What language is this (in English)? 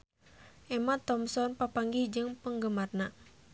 Sundanese